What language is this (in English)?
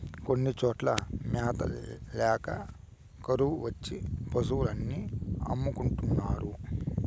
Telugu